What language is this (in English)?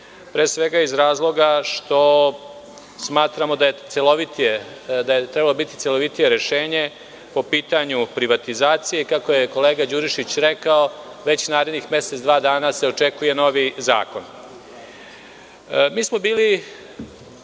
Serbian